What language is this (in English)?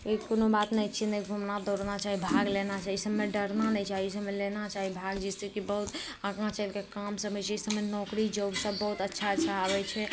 Maithili